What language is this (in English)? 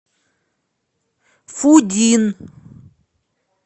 Russian